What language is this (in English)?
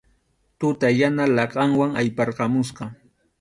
Arequipa-La Unión Quechua